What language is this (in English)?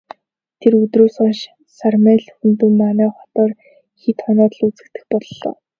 Mongolian